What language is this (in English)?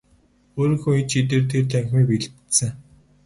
Mongolian